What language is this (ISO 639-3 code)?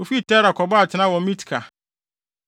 aka